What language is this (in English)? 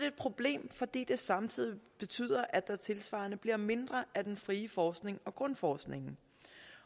Danish